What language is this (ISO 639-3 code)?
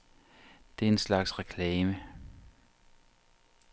dan